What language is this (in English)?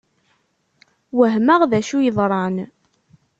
Kabyle